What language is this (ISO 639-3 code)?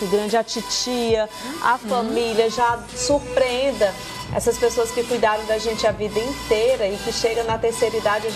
por